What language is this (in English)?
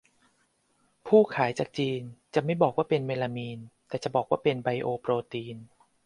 Thai